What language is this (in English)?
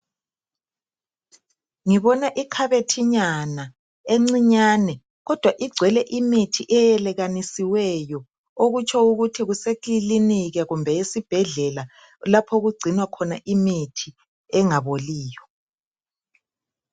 North Ndebele